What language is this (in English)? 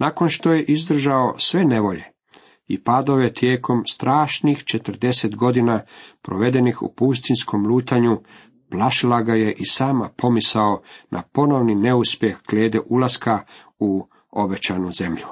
Croatian